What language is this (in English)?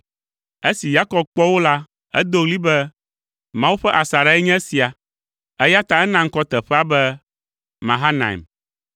Ewe